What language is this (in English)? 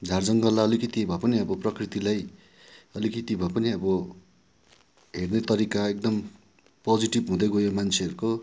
Nepali